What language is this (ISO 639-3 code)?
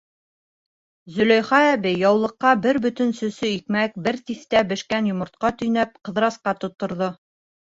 bak